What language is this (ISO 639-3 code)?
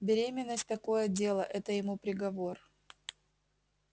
rus